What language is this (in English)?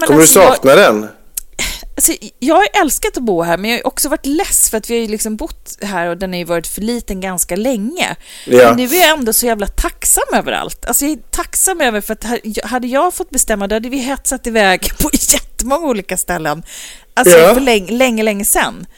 Swedish